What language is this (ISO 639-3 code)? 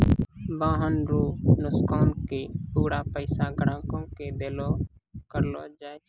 mai